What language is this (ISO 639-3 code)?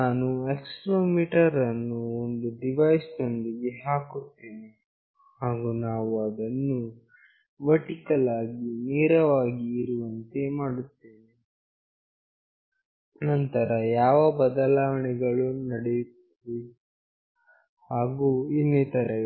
kan